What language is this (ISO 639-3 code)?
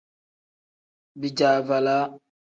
kdh